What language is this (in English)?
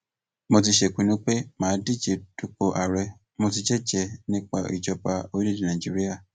Yoruba